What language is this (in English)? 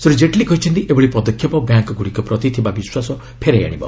Odia